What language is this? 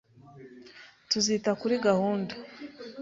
Kinyarwanda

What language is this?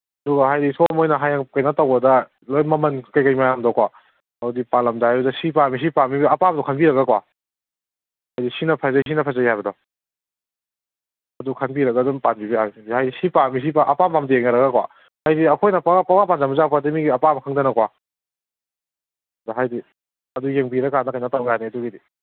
Manipuri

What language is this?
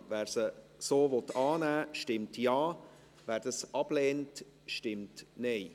Swiss German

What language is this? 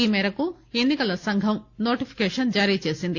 Telugu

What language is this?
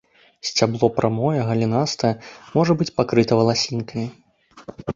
Belarusian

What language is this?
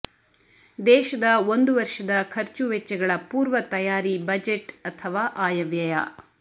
Kannada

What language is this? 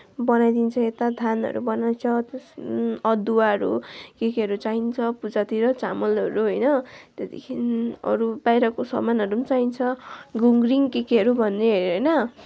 Nepali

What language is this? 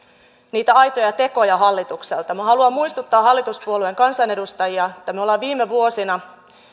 Finnish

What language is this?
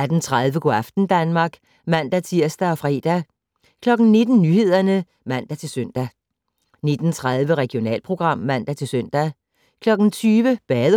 Danish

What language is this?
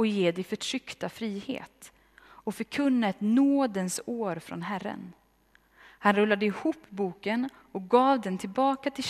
Swedish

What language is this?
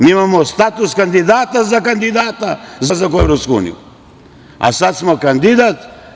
Serbian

